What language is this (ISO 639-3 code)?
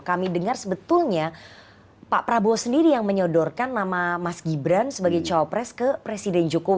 ind